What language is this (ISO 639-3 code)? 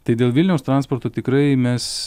lit